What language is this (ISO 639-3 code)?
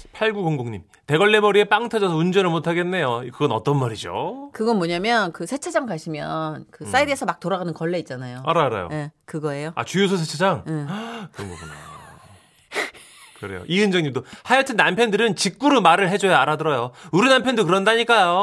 kor